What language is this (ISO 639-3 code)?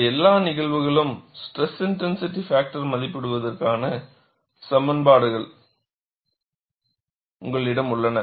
tam